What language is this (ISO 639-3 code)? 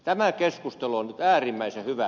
fin